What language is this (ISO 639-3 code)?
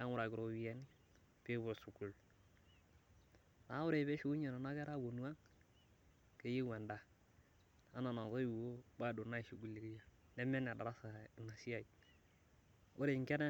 mas